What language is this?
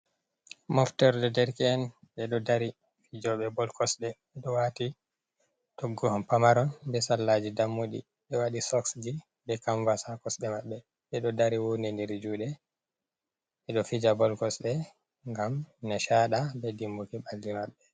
Fula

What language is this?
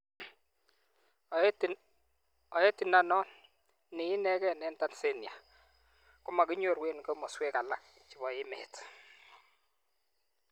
Kalenjin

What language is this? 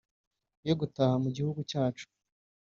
Kinyarwanda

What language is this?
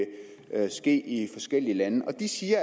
Danish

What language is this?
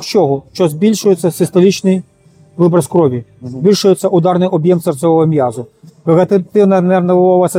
Ukrainian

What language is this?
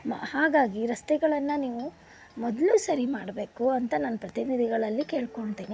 Kannada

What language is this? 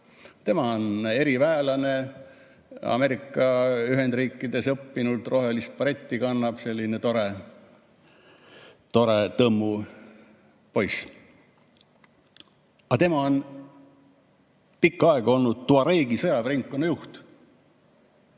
Estonian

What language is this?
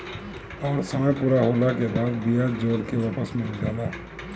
Bhojpuri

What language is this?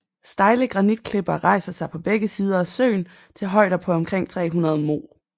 Danish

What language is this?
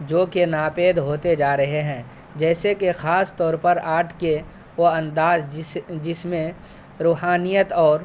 Urdu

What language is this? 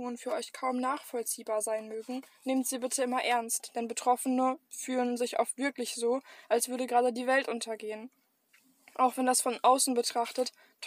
German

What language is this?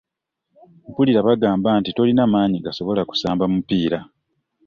Ganda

